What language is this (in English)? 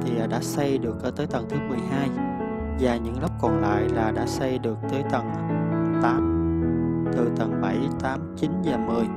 Vietnamese